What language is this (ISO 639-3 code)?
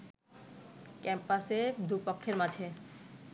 ben